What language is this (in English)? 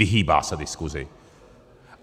Czech